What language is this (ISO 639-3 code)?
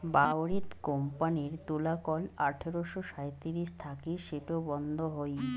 ben